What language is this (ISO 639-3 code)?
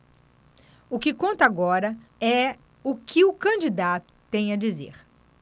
por